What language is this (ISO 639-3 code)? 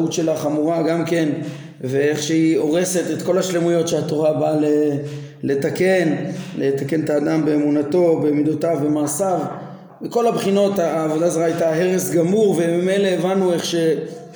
heb